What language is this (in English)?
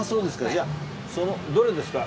Japanese